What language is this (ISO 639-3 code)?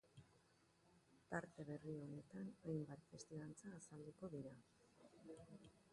eus